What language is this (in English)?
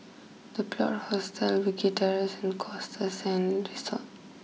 English